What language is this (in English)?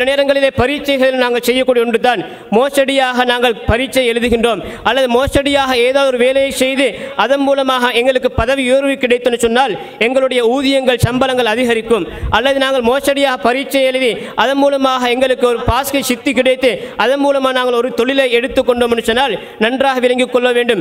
Arabic